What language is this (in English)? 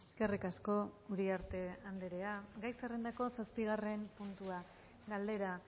Basque